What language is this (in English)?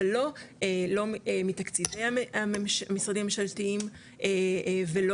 Hebrew